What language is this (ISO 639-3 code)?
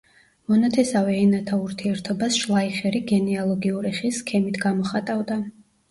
kat